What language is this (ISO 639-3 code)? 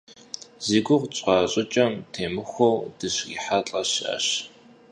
kbd